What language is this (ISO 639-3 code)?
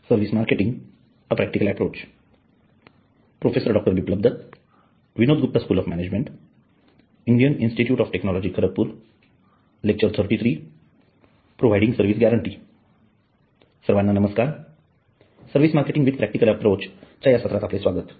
mar